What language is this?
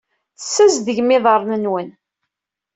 Kabyle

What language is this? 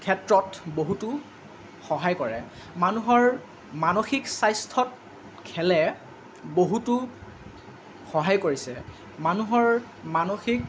Assamese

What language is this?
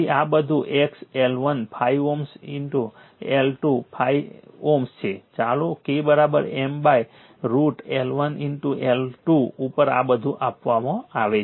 Gujarati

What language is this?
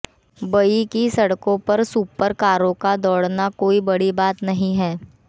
Hindi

